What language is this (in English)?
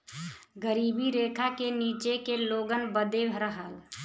Bhojpuri